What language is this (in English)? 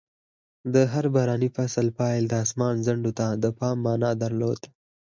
Pashto